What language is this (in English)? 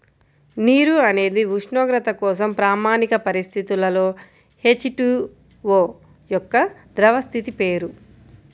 Telugu